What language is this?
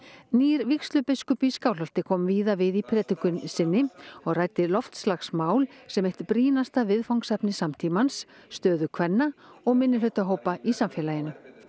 Icelandic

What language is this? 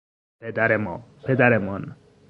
Persian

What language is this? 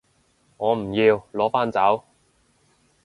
Cantonese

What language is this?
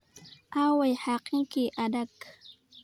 Somali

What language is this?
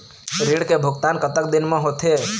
Chhattisgarhi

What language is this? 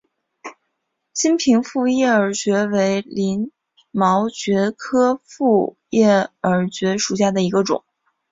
Chinese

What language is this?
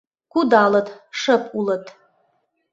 Mari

